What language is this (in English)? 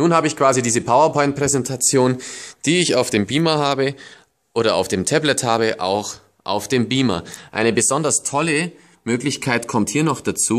German